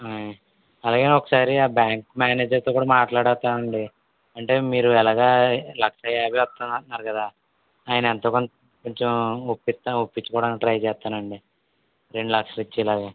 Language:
Telugu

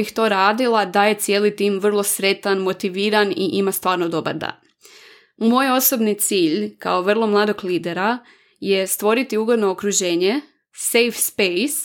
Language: Croatian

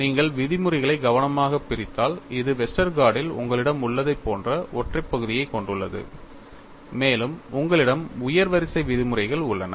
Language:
Tamil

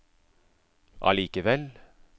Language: Norwegian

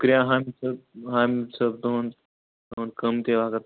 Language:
Kashmiri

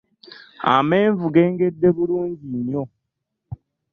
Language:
Ganda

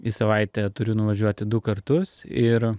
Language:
Lithuanian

